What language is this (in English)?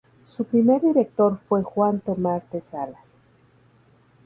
Spanish